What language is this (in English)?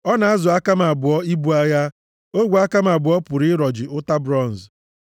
Igbo